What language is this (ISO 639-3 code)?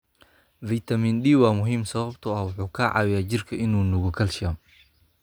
som